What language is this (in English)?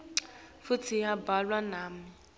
Swati